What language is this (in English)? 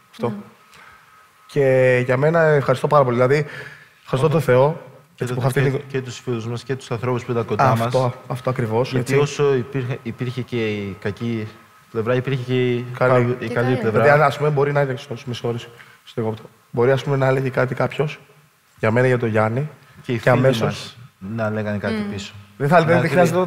Greek